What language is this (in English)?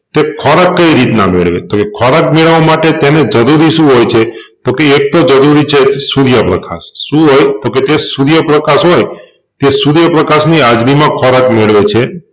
Gujarati